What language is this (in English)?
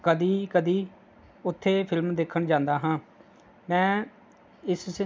Punjabi